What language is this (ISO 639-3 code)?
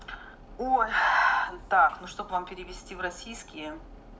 rus